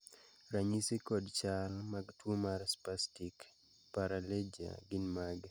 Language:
Luo (Kenya and Tanzania)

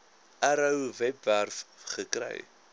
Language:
Afrikaans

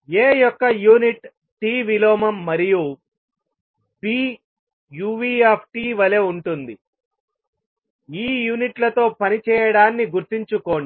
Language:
Telugu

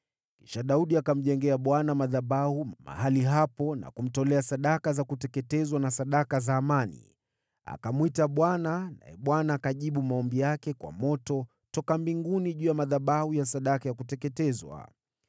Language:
Swahili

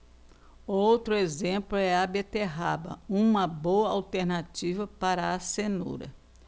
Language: Portuguese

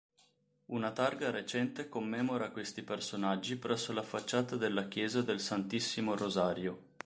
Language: Italian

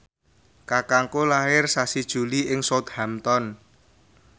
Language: Javanese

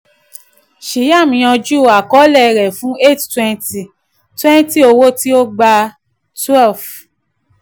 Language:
Yoruba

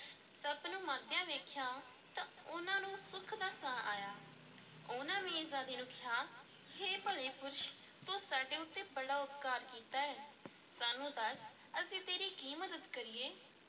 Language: Punjabi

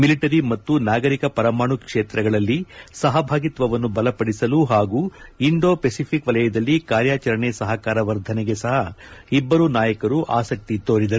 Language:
Kannada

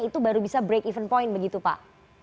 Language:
Indonesian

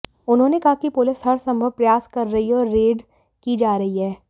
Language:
Hindi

